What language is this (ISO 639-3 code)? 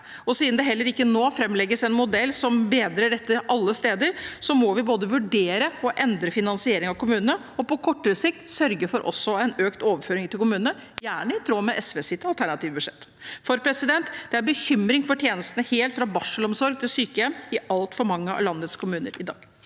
nor